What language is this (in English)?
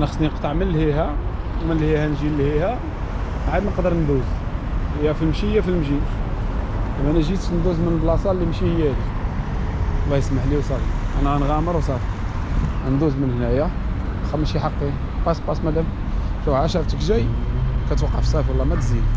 Arabic